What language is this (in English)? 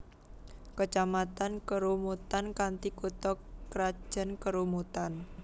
Javanese